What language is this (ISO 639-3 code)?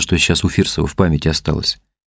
rus